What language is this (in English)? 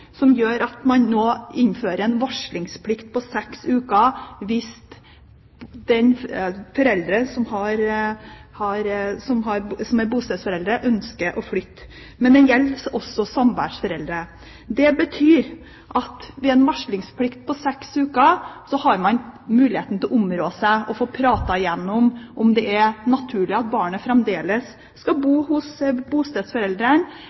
Norwegian Bokmål